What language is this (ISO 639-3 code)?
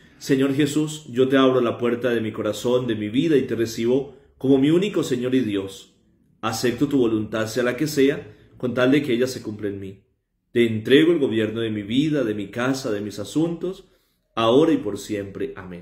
spa